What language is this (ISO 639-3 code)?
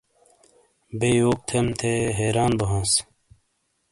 scl